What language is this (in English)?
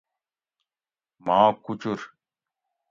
Gawri